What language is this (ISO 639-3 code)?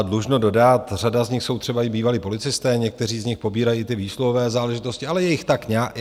ces